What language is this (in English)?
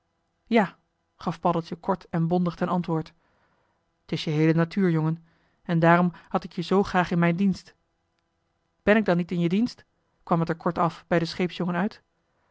Dutch